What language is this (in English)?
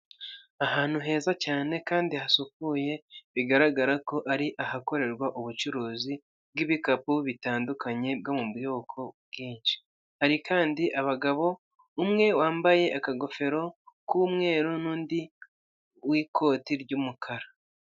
Kinyarwanda